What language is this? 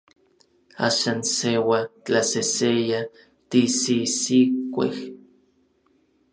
Orizaba Nahuatl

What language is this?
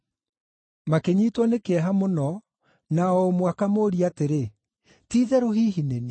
Kikuyu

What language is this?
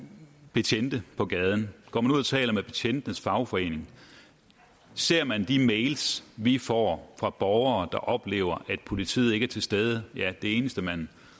Danish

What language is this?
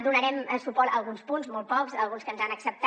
Catalan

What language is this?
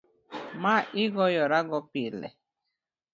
Luo (Kenya and Tanzania)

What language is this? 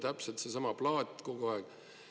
Estonian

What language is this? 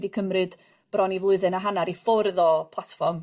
Welsh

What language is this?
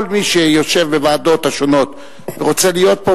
Hebrew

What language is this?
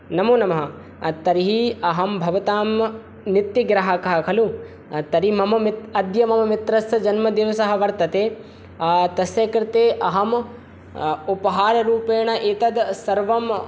Sanskrit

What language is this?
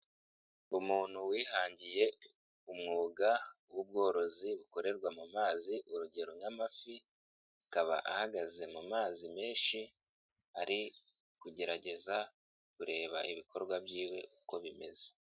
Kinyarwanda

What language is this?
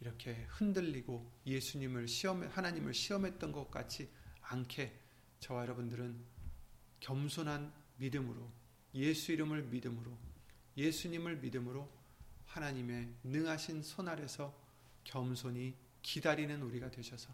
Korean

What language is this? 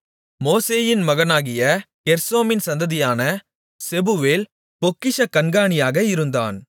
Tamil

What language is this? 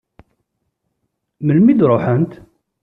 Kabyle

